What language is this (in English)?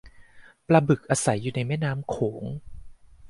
Thai